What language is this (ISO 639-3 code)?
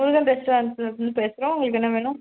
tam